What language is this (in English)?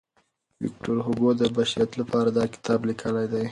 Pashto